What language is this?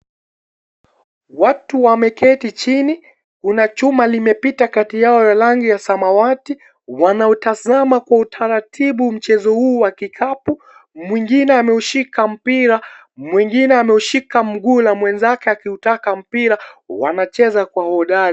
Swahili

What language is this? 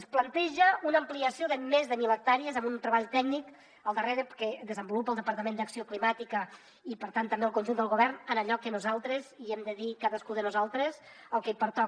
Catalan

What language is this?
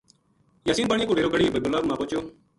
Gujari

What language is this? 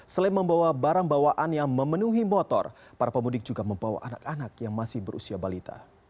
Indonesian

